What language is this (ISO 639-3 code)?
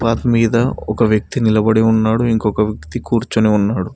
tel